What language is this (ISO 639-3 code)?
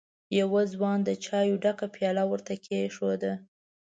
pus